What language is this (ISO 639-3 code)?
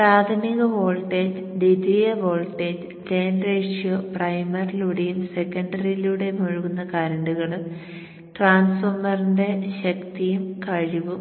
mal